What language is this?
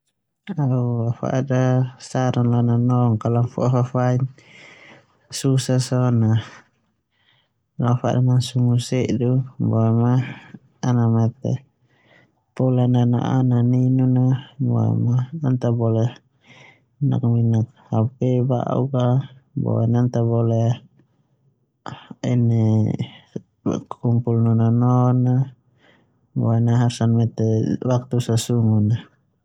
Termanu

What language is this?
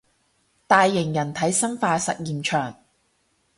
Cantonese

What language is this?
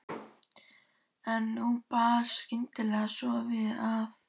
Icelandic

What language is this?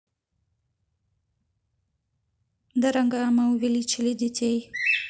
Russian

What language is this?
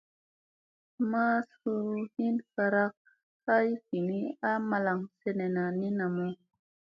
Musey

